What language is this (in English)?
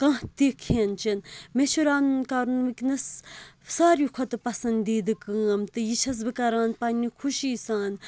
Kashmiri